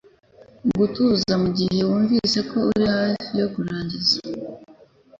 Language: Kinyarwanda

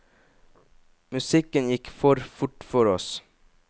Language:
Norwegian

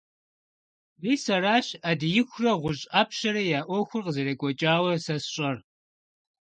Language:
Kabardian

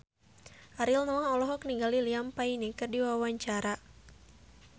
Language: Sundanese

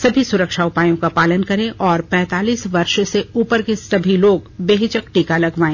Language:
Hindi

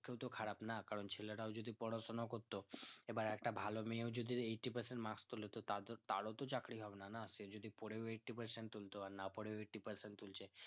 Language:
Bangla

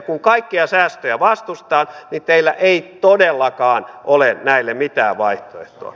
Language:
Finnish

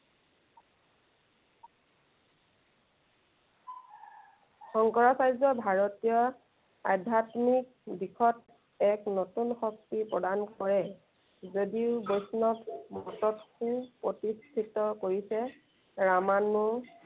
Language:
Assamese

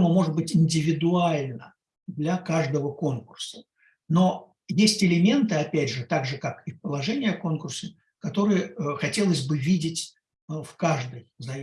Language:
Russian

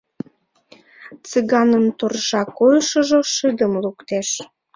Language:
Mari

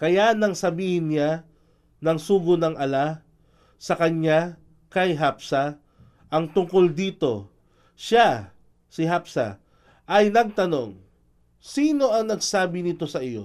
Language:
Filipino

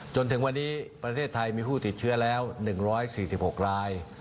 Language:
Thai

